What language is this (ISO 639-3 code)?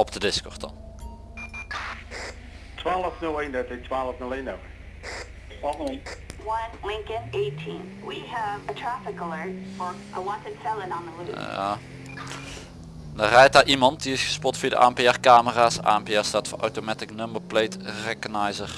nld